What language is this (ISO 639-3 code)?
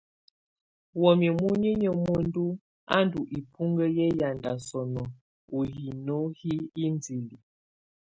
tvu